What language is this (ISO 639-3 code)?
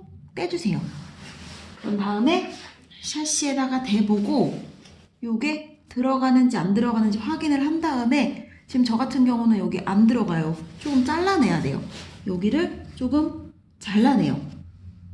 kor